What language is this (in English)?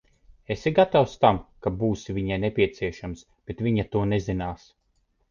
Latvian